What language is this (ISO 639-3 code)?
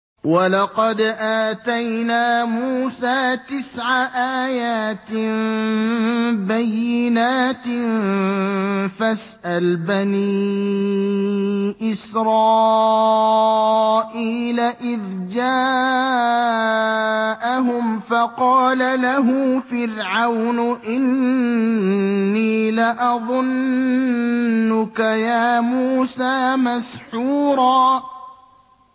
ara